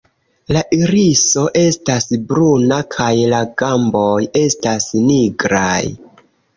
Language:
Esperanto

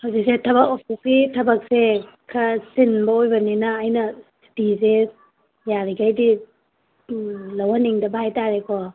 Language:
Manipuri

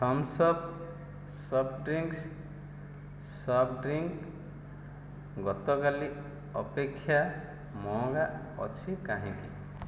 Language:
Odia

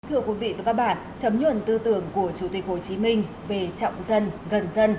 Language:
Vietnamese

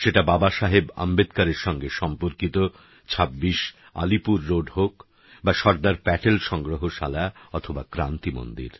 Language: Bangla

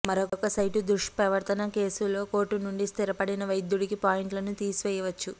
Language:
Telugu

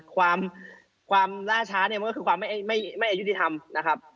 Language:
Thai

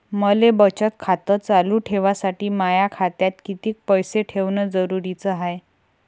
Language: Marathi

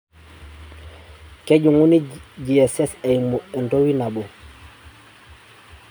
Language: Masai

